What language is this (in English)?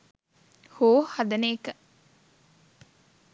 Sinhala